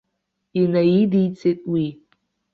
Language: Abkhazian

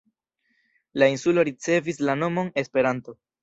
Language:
Esperanto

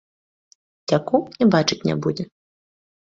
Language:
Belarusian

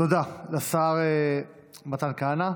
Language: Hebrew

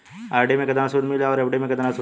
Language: Bhojpuri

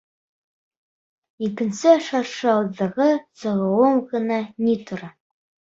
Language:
Bashkir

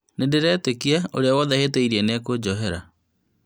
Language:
Kikuyu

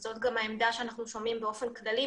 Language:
Hebrew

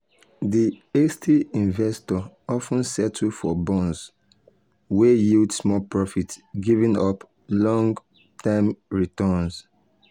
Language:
Nigerian Pidgin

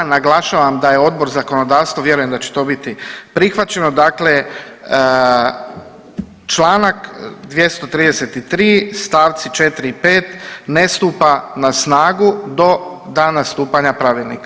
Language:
Croatian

